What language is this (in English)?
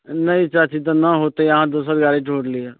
Maithili